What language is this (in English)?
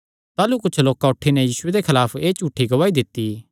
Kangri